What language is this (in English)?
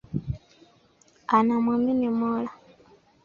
Swahili